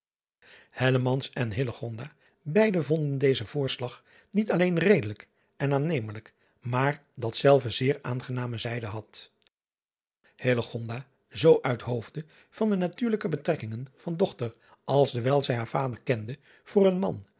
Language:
Dutch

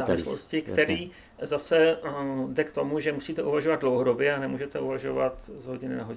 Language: Czech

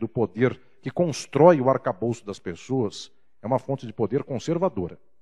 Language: Portuguese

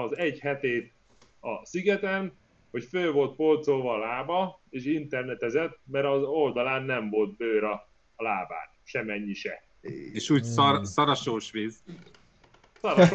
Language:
Hungarian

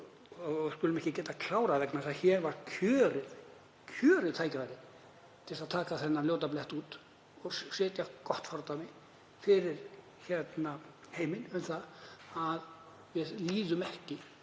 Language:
Icelandic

